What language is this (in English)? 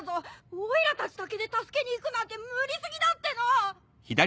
Japanese